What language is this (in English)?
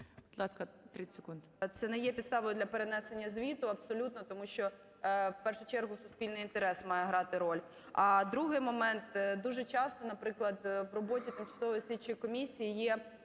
Ukrainian